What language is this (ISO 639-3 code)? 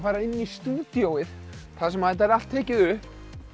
isl